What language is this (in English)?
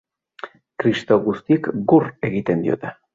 Basque